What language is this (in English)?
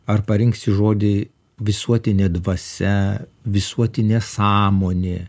Lithuanian